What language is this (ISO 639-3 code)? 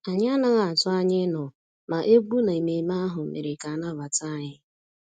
ibo